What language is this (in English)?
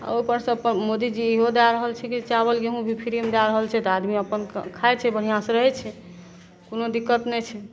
Maithili